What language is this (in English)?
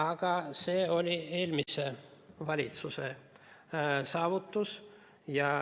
Estonian